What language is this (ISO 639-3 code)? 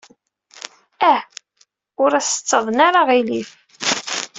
kab